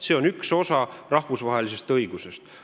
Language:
Estonian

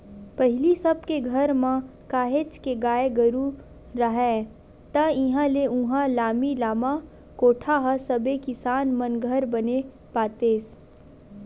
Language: Chhattisgarhi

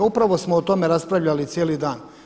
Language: Croatian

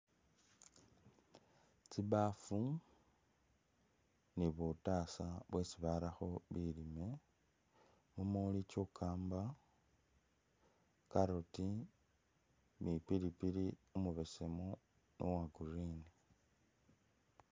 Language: Masaaba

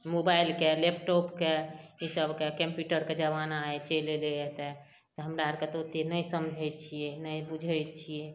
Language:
Maithili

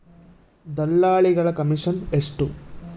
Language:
Kannada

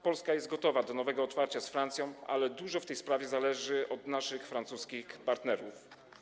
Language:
Polish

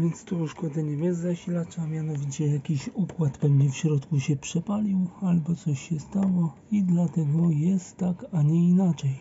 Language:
Polish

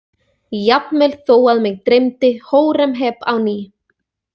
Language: Icelandic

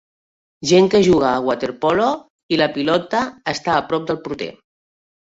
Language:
Catalan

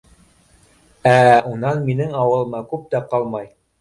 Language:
Bashkir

